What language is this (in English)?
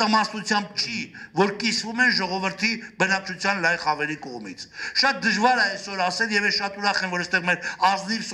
Dutch